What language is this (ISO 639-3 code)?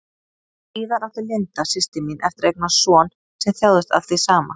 isl